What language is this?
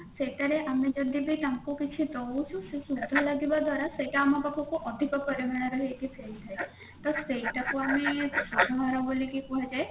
Odia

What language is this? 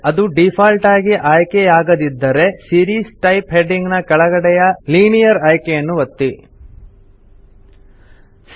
Kannada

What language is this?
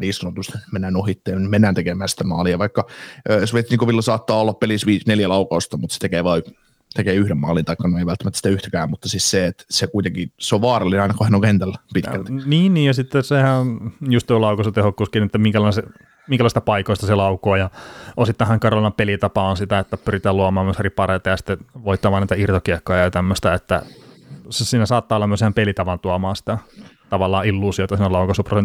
Finnish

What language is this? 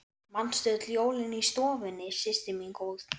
Icelandic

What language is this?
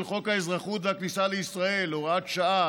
Hebrew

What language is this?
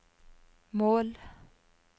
Norwegian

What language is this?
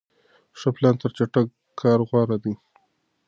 Pashto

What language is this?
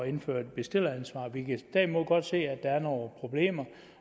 Danish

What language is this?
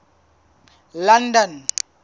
Southern Sotho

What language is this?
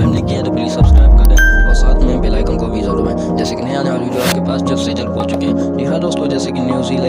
Hindi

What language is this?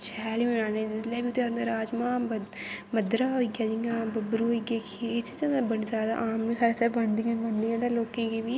Dogri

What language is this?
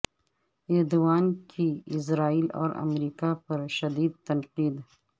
Urdu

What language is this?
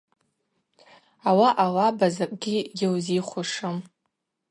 Abaza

